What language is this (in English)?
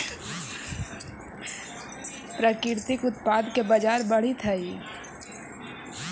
Magahi